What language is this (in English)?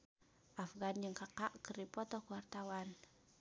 Sundanese